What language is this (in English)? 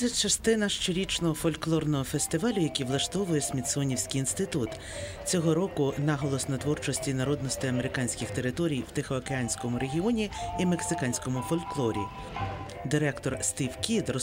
Ukrainian